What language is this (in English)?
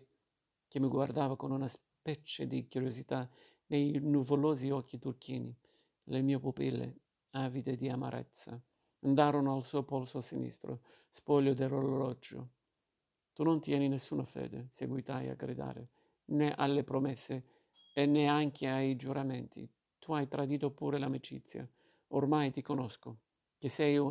Italian